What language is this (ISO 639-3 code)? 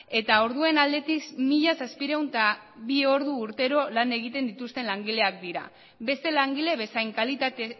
eus